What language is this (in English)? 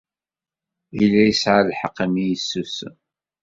Kabyle